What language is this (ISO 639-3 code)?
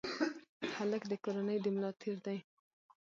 pus